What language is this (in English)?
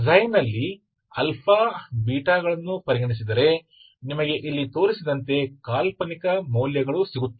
Kannada